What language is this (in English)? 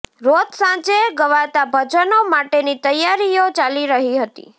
Gujarati